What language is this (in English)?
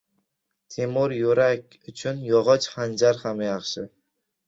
Uzbek